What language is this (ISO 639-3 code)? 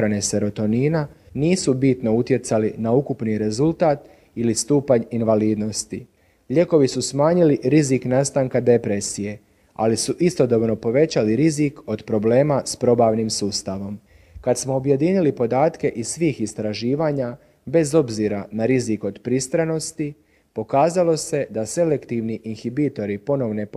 hrv